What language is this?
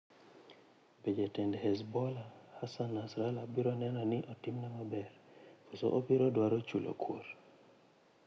Luo (Kenya and Tanzania)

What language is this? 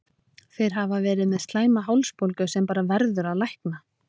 Icelandic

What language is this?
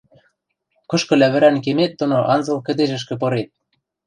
Western Mari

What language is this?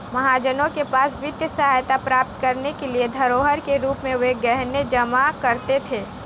Hindi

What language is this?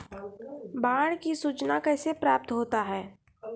Maithili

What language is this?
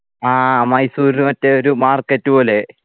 Malayalam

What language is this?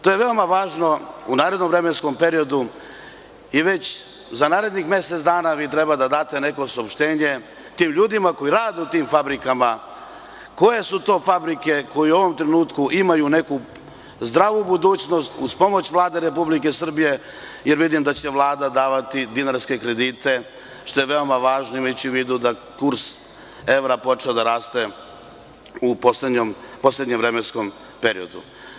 Serbian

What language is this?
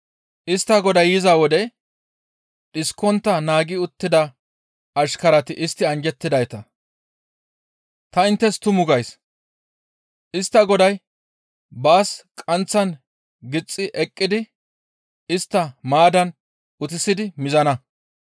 Gamo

